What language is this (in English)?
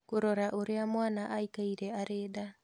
Kikuyu